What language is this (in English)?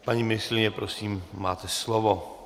Czech